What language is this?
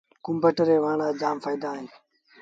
Sindhi Bhil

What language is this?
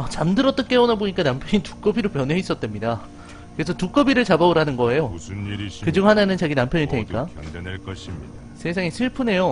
Korean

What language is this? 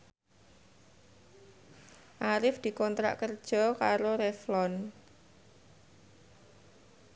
Javanese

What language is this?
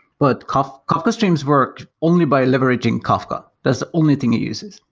English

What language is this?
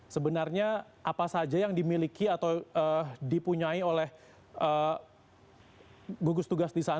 Indonesian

